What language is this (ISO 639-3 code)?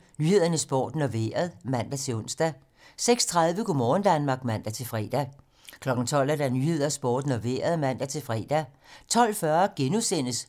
dan